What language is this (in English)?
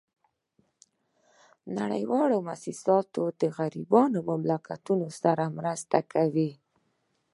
Pashto